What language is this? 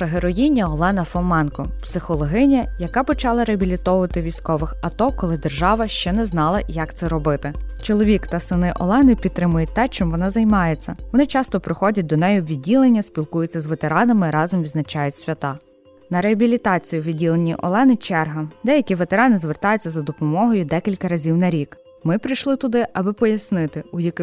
Ukrainian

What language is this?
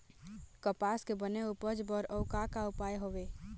Chhattisgarhi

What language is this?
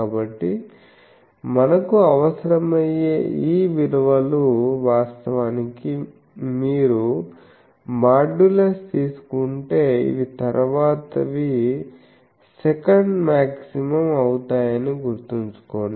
Telugu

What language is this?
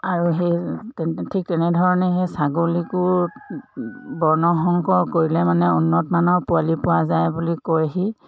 Assamese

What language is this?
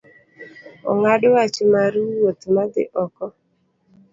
Luo (Kenya and Tanzania)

